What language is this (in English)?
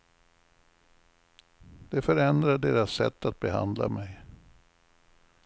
Swedish